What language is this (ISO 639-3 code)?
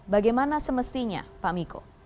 ind